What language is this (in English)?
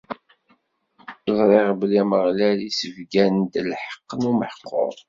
Kabyle